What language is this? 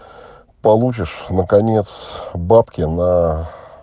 Russian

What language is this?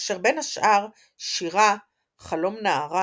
Hebrew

